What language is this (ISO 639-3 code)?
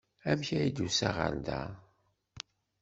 kab